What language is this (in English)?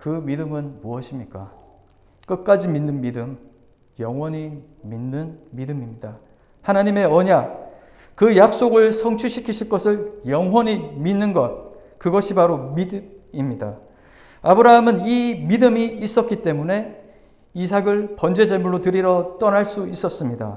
Korean